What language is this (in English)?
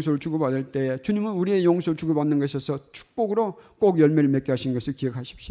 Korean